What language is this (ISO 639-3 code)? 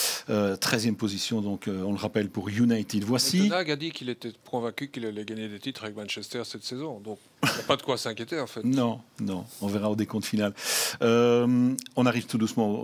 fra